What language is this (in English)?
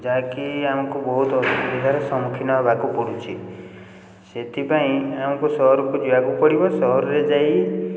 Odia